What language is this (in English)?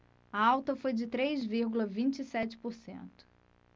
Portuguese